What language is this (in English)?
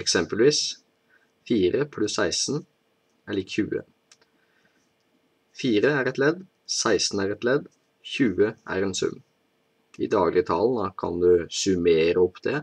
Dutch